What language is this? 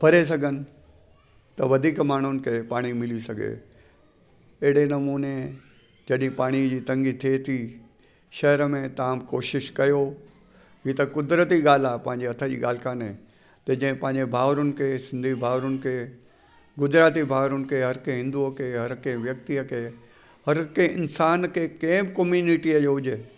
Sindhi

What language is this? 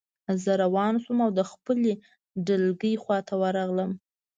Pashto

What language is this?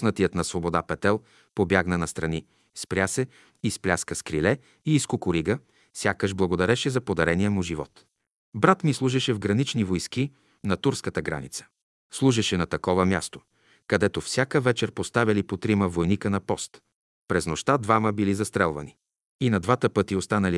Bulgarian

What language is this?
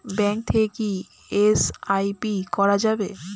Bangla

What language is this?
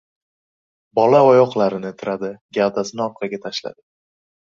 Uzbek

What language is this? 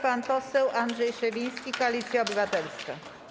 Polish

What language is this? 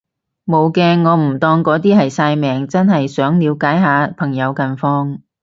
Cantonese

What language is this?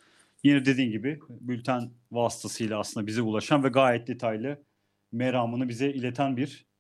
Turkish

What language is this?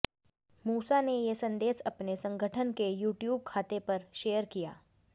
Hindi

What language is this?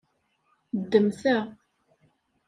Kabyle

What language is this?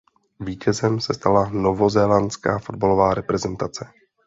Czech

